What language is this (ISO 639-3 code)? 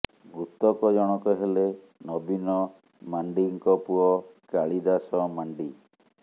ori